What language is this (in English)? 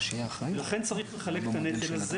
Hebrew